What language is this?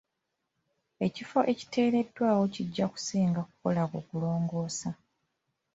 Ganda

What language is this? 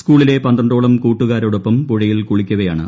Malayalam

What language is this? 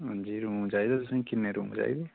Dogri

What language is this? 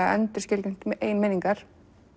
Icelandic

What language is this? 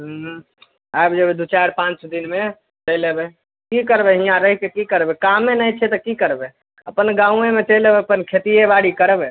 Maithili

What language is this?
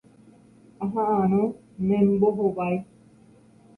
Guarani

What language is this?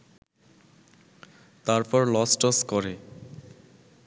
Bangla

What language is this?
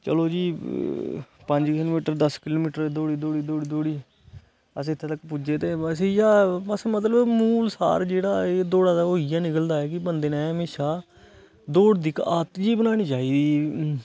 Dogri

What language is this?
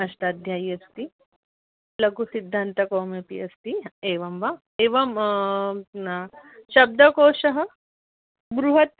Sanskrit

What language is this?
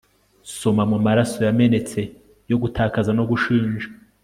Kinyarwanda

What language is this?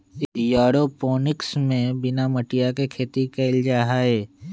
Magahi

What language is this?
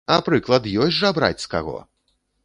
Belarusian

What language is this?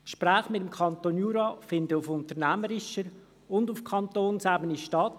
Swiss German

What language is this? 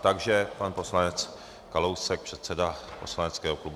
Czech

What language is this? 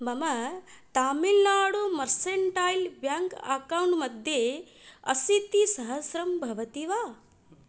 Sanskrit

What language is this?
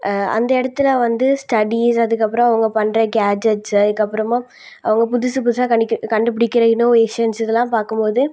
Tamil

